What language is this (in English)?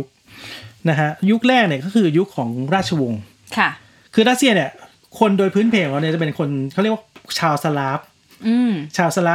Thai